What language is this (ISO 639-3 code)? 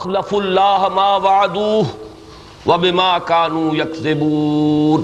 urd